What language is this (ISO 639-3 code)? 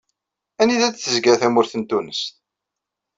kab